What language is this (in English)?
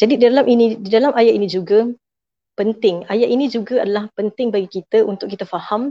Malay